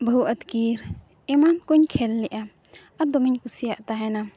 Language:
Santali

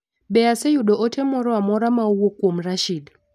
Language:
Luo (Kenya and Tanzania)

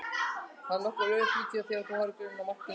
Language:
Icelandic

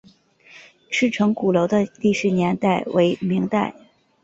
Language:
Chinese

